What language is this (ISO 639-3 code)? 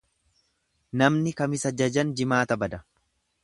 orm